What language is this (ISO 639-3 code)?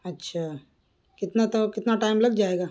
urd